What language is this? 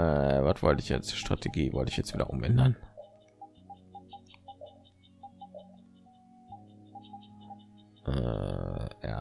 German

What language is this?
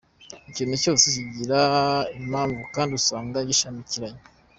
Kinyarwanda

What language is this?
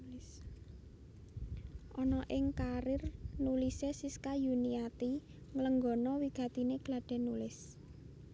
Javanese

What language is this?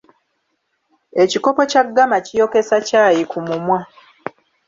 Ganda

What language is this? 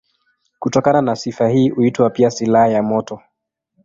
Swahili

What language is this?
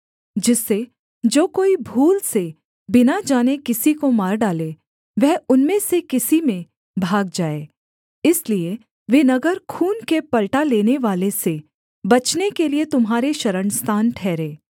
Hindi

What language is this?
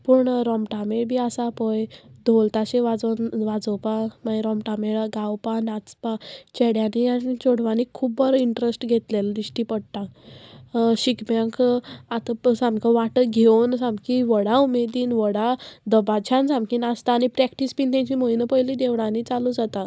Konkani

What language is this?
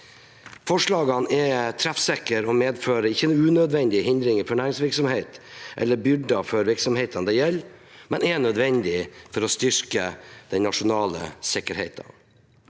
Norwegian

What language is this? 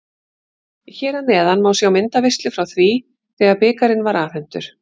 Icelandic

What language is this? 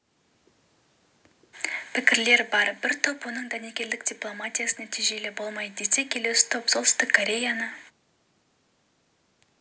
Kazakh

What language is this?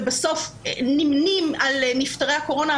Hebrew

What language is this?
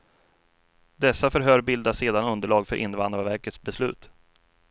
Swedish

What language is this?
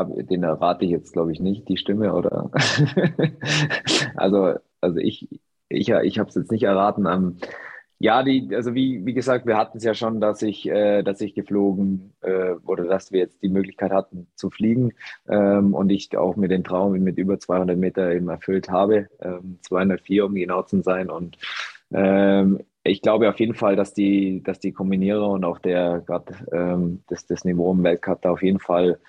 German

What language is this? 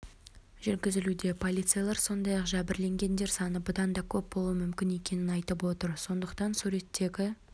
Kazakh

